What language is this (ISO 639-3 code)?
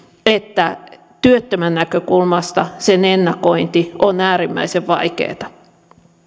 fin